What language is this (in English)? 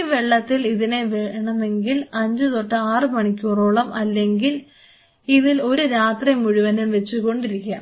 Malayalam